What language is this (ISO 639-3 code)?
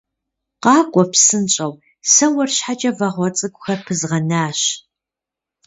kbd